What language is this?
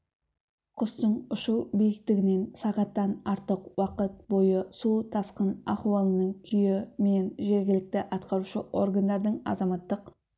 Kazakh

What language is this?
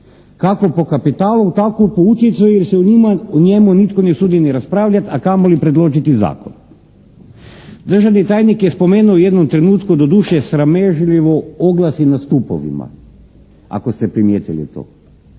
Croatian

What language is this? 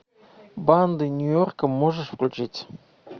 Russian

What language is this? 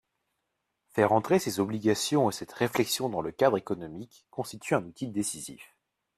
French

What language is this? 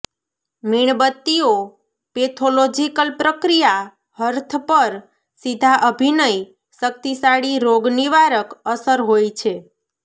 Gujarati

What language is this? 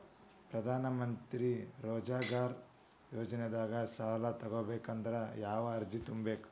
Kannada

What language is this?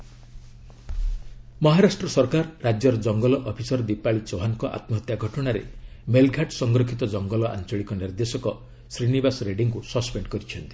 Odia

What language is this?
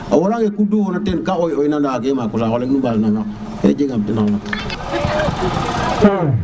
Serer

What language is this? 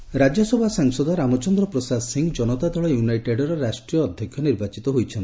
Odia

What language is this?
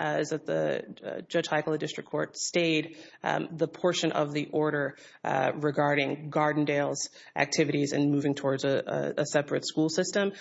English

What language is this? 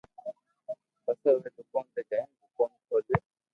Loarki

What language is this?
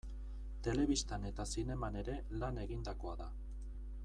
Basque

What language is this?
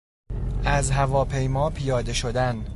Persian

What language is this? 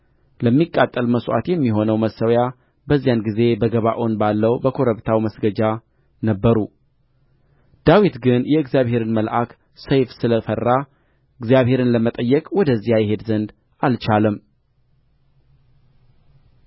Amharic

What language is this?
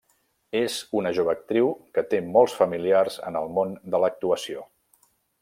Catalan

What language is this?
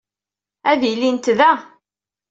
Kabyle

